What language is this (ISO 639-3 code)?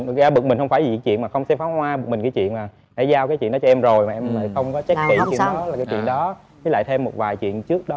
vie